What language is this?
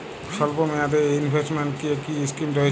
Bangla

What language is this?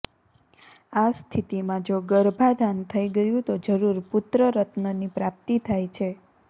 Gujarati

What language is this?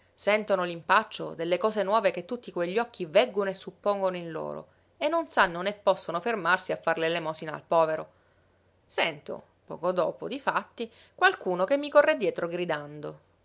Italian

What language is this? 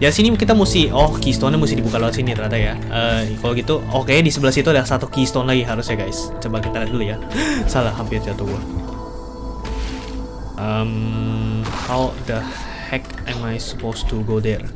Indonesian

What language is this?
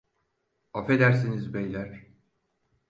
Turkish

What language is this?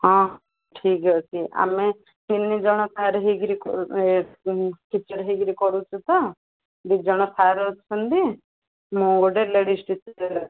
Odia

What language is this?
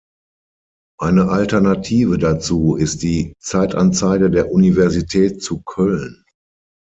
German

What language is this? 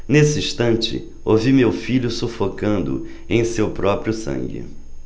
Portuguese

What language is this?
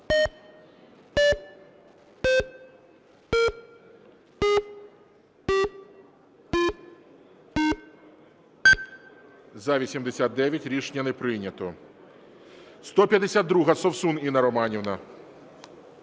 Ukrainian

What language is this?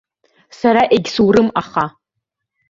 Abkhazian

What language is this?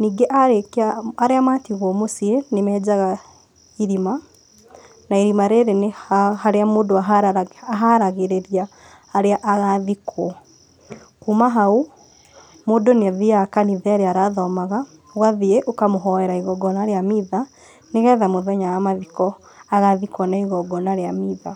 Kikuyu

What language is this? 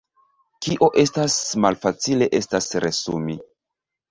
Esperanto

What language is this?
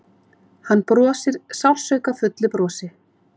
Icelandic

